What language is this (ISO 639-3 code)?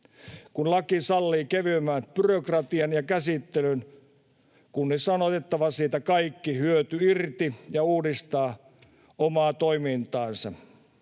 fin